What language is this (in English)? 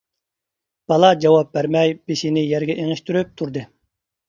Uyghur